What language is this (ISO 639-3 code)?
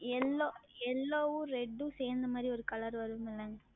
tam